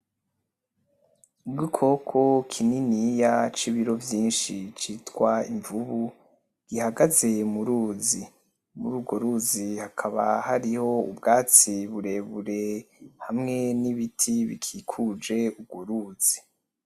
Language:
Rundi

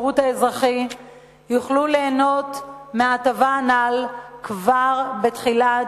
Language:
Hebrew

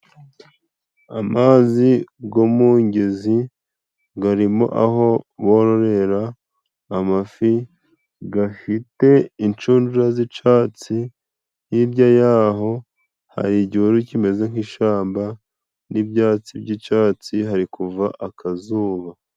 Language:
Kinyarwanda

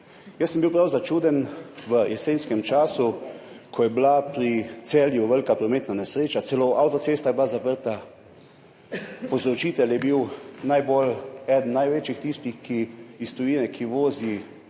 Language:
Slovenian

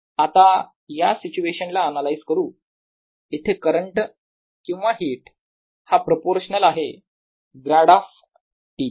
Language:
Marathi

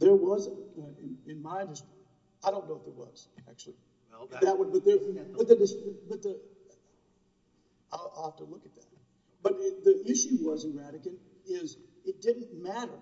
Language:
English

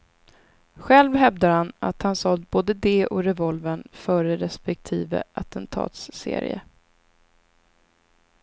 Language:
Swedish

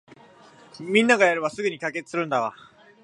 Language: Japanese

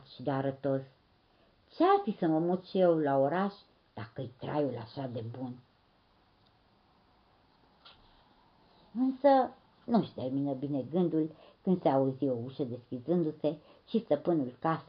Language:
Romanian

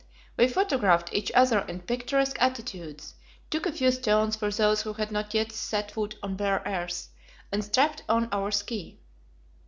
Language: English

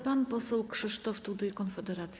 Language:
Polish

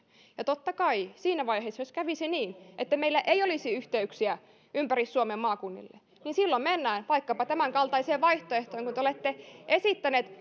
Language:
Finnish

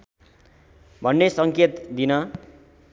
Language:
Nepali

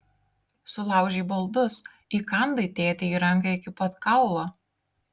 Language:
Lithuanian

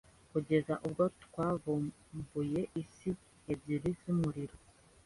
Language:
Kinyarwanda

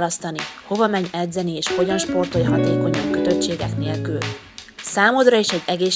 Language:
Hungarian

